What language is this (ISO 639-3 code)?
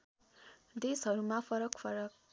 nep